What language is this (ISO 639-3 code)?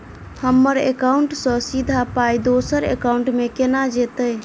mai